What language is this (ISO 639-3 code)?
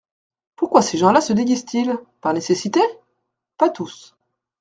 fra